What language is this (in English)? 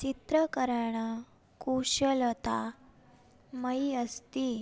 Sanskrit